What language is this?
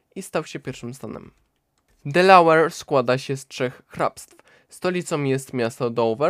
Polish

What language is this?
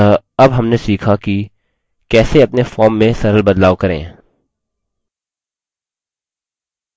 Hindi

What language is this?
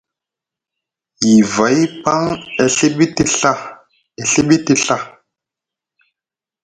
Musgu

